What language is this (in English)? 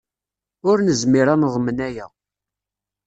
Kabyle